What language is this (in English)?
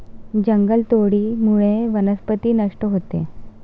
Marathi